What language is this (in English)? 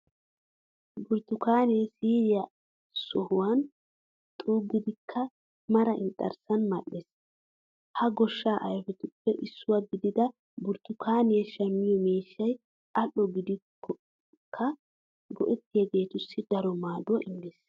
Wolaytta